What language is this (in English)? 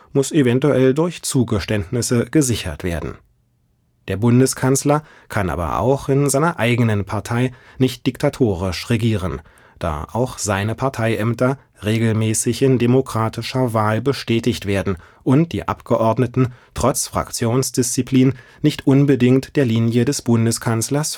German